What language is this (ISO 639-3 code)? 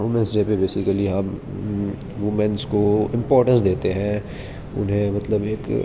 urd